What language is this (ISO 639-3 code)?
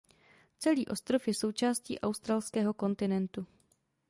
ces